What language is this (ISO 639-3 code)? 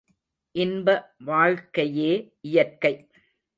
tam